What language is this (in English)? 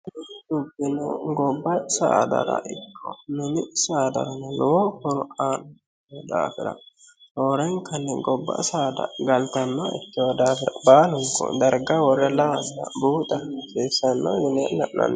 Sidamo